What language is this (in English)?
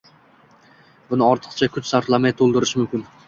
Uzbek